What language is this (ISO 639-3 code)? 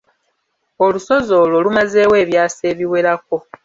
lug